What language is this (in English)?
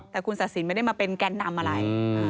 Thai